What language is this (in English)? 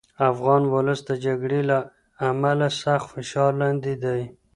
Pashto